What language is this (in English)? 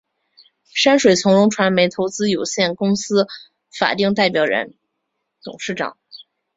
Chinese